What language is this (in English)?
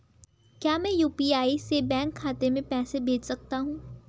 Hindi